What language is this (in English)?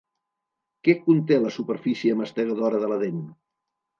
Catalan